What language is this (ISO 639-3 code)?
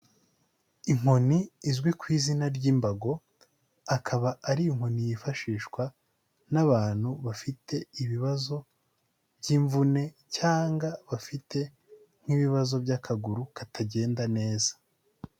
kin